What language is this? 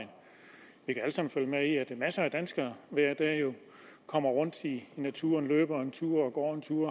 Danish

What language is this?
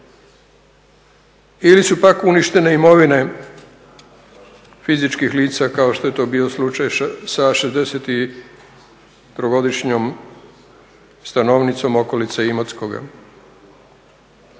Croatian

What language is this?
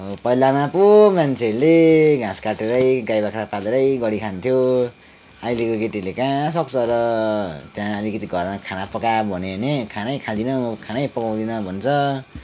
Nepali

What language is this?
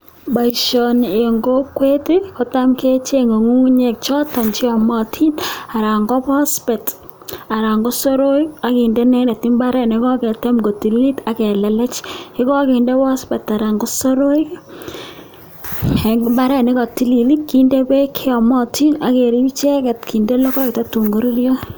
Kalenjin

